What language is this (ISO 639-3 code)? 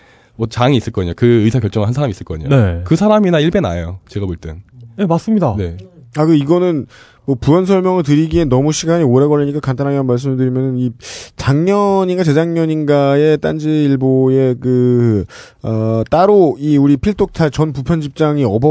kor